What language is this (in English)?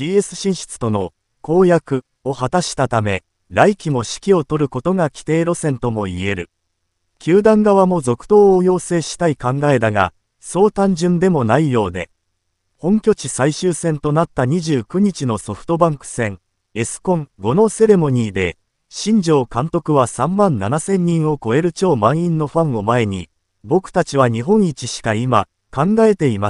Japanese